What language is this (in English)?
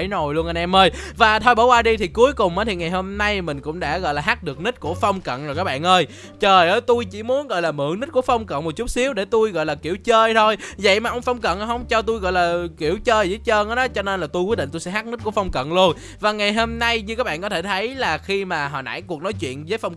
Vietnamese